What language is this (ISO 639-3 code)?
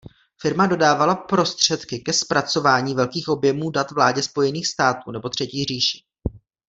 ces